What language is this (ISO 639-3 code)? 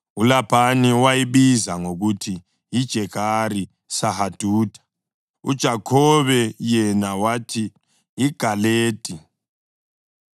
nde